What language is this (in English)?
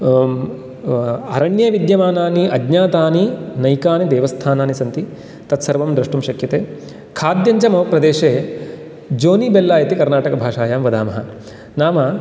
Sanskrit